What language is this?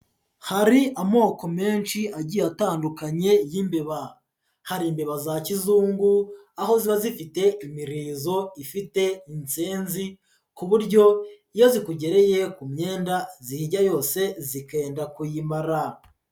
Kinyarwanda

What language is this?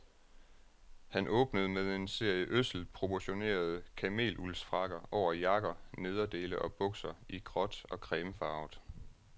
Danish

